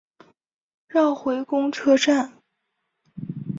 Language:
Chinese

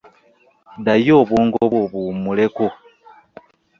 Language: Ganda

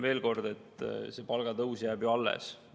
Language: Estonian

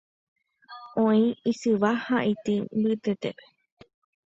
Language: Guarani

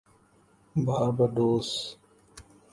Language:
Urdu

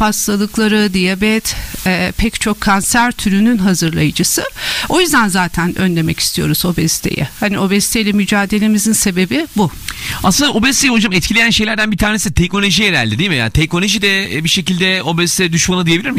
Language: Turkish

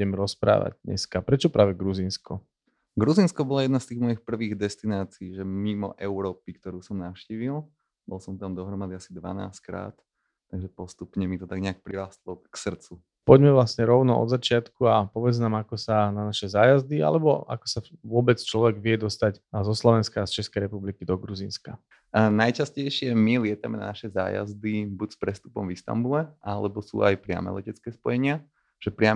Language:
Slovak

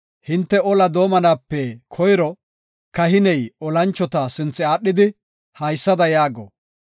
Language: Gofa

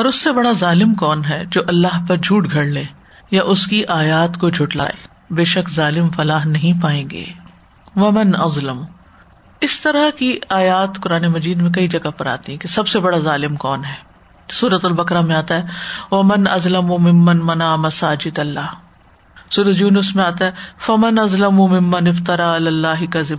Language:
Urdu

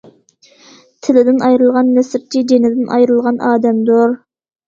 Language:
Uyghur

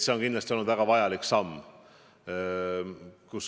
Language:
Estonian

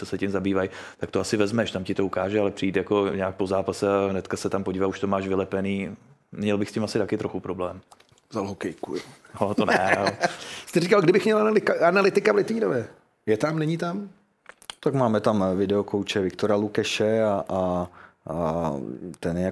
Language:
Czech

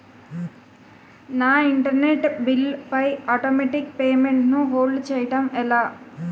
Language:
Telugu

